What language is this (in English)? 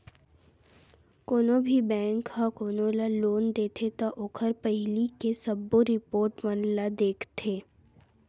Chhattisgarhi